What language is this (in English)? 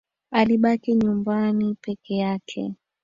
Swahili